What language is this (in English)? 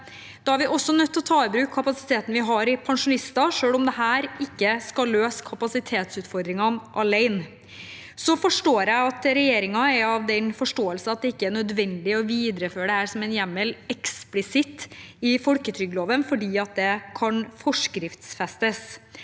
Norwegian